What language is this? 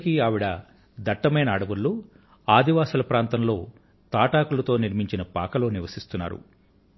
Telugu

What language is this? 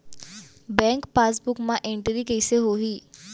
Chhattisgarhi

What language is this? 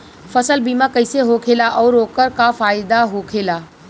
Bhojpuri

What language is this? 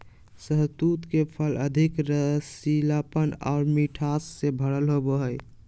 Magahi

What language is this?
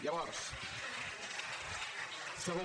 Catalan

